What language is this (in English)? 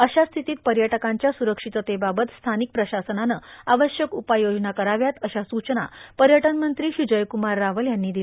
Marathi